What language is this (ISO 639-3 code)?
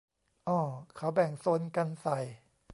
tha